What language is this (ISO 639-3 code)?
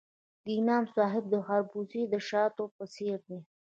pus